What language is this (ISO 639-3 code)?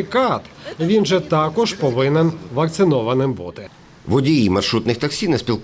ukr